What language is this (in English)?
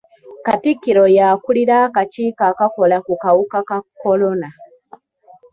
Ganda